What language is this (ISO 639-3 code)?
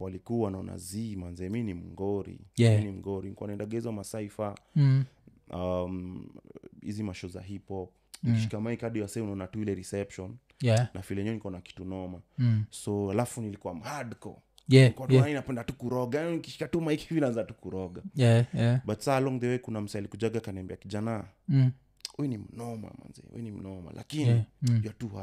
swa